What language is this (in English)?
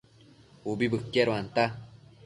Matsés